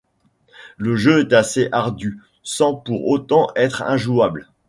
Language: French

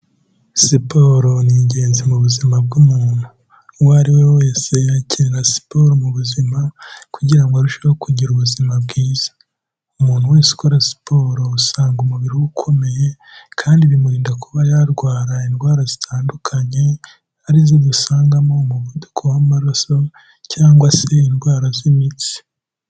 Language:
Kinyarwanda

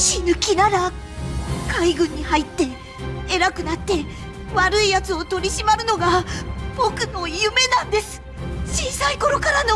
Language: Japanese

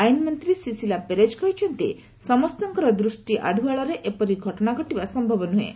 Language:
Odia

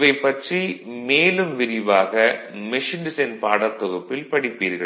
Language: Tamil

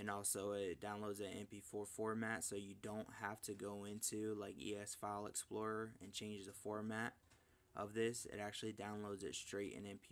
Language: English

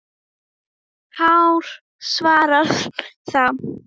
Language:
Icelandic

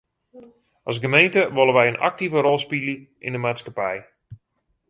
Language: Western Frisian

